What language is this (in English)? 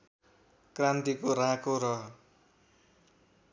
Nepali